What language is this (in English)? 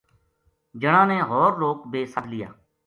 Gujari